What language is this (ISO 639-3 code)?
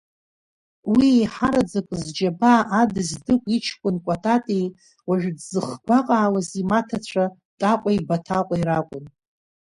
abk